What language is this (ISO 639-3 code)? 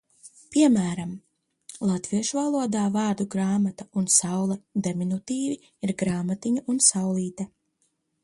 lav